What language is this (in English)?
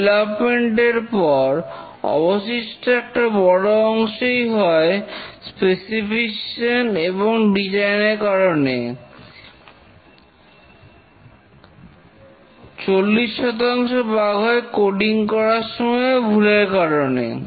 Bangla